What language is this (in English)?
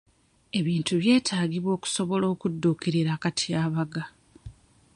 Ganda